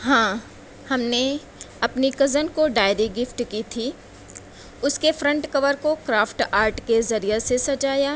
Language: Urdu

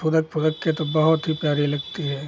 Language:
Hindi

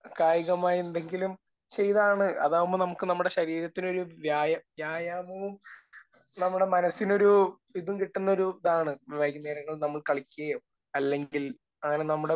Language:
Malayalam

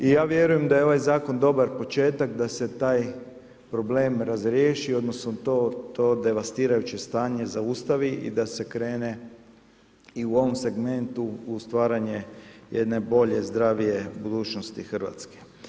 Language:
Croatian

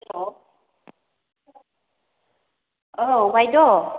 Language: Bodo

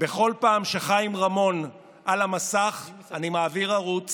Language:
Hebrew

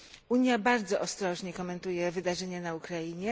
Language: Polish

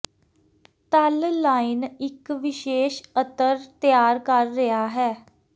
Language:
Punjabi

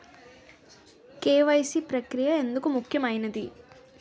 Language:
Telugu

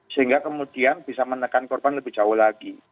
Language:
Indonesian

